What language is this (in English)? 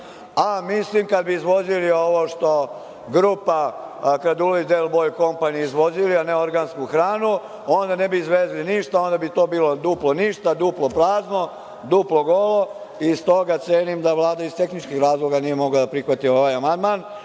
Serbian